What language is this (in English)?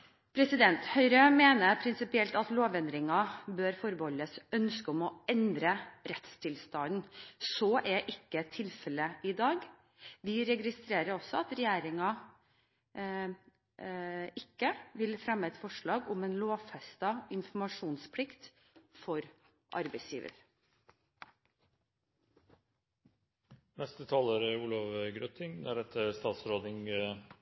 Norwegian Bokmål